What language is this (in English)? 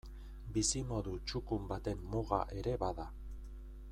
Basque